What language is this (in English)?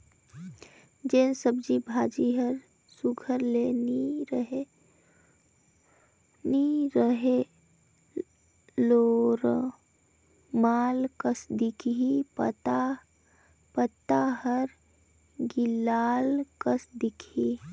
Chhattisgarhi